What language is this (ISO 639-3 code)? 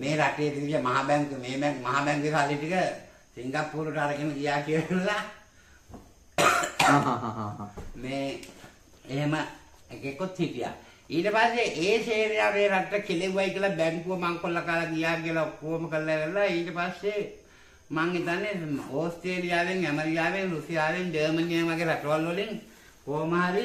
ind